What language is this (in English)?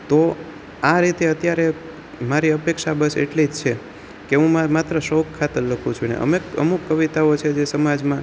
Gujarati